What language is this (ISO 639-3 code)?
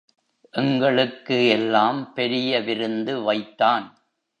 tam